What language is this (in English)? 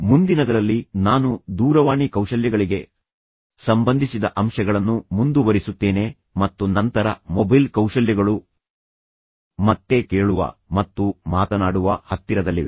Kannada